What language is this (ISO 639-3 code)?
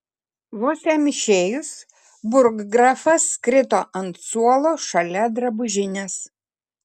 lit